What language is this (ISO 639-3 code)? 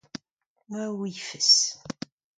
bre